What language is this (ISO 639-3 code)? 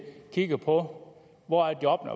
dan